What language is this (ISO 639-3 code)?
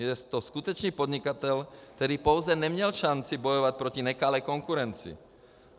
ces